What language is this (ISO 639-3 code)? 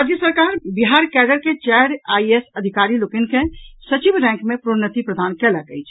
mai